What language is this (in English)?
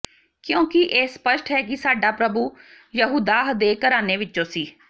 Punjabi